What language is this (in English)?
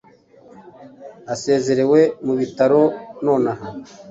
Kinyarwanda